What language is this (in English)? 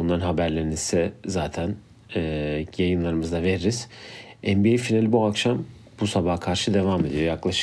Turkish